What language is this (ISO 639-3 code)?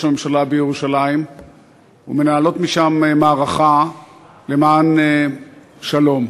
heb